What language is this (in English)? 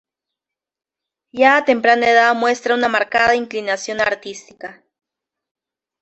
Spanish